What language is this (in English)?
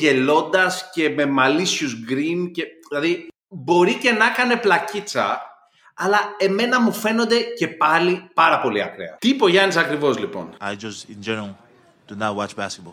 Greek